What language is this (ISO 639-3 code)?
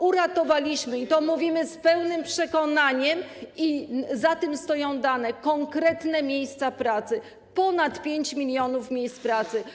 pol